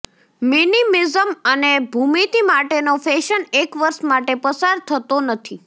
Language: Gujarati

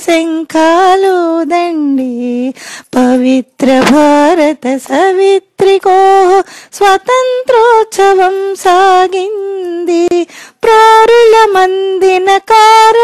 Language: Hindi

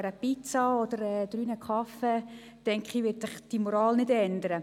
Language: Swiss German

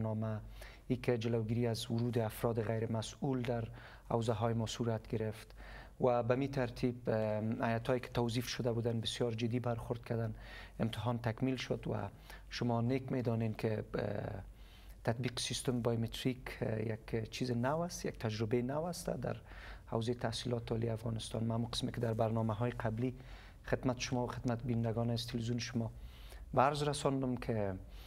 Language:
Persian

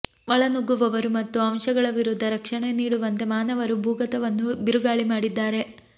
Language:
Kannada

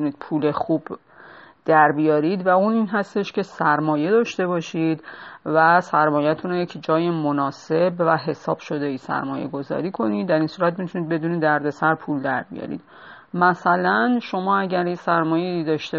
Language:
Persian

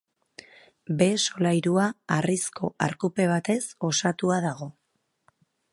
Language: Basque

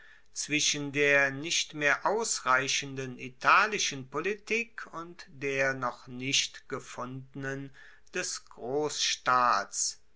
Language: German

